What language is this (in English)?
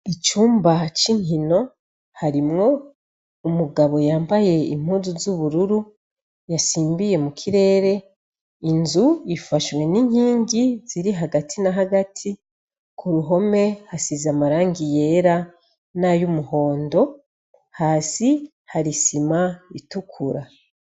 Rundi